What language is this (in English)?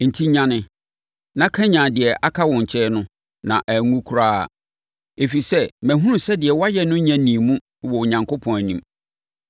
Akan